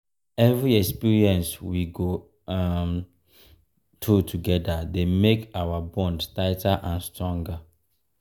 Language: Nigerian Pidgin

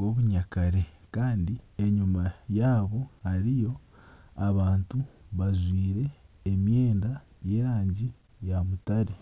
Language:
Nyankole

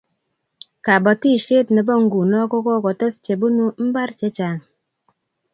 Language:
Kalenjin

